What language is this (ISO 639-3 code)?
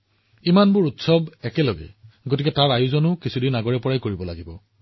asm